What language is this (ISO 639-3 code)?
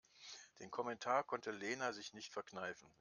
deu